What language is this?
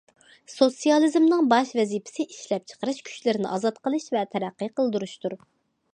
Uyghur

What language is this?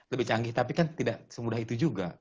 Indonesian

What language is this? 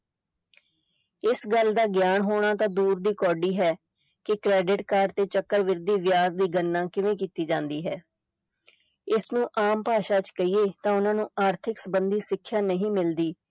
Punjabi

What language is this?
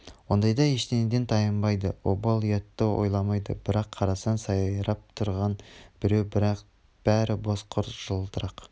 Kazakh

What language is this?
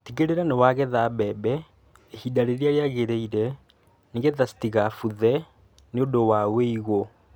Kikuyu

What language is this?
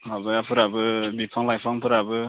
Bodo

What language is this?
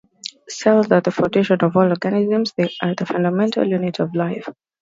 English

